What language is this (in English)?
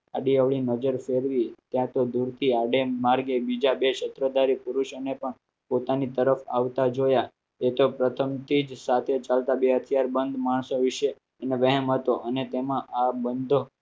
Gujarati